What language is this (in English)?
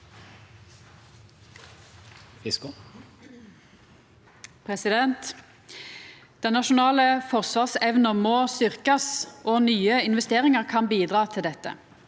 Norwegian